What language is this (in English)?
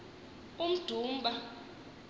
Xhosa